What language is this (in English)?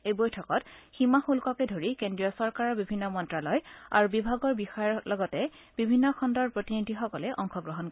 Assamese